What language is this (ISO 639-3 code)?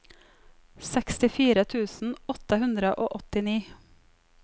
nor